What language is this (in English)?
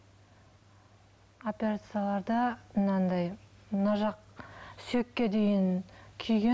Kazakh